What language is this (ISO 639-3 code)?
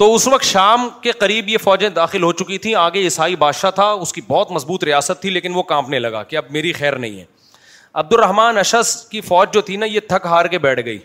urd